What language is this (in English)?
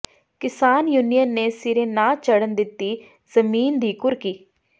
Punjabi